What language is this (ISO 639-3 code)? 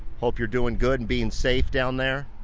eng